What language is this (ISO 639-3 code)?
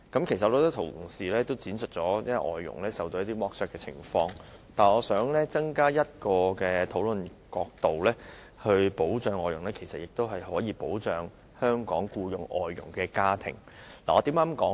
yue